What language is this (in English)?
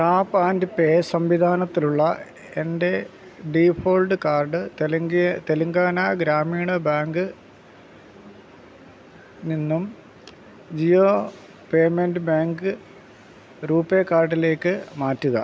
Malayalam